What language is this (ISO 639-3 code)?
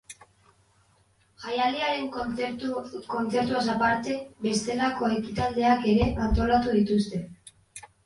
eus